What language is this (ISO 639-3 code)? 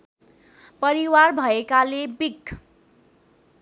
nep